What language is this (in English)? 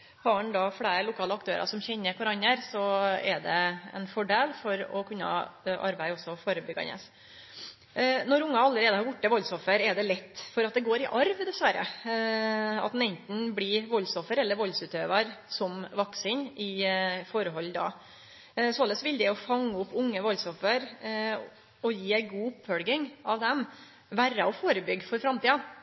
Norwegian Nynorsk